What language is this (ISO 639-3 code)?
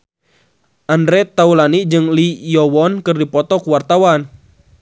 sun